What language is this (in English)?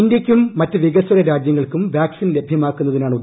Malayalam